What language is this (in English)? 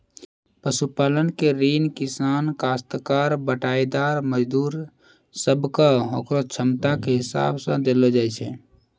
Maithili